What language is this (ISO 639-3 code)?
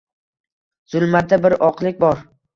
uzb